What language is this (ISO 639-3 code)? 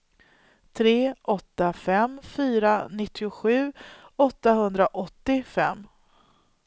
swe